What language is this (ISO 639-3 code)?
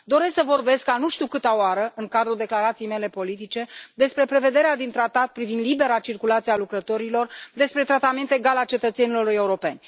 ron